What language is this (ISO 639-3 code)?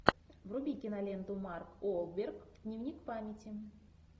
rus